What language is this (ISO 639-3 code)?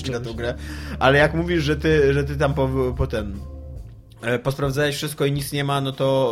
pol